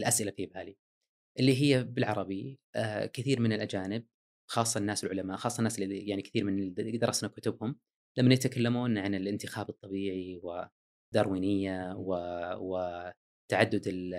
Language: Arabic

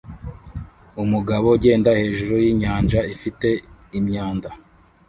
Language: Kinyarwanda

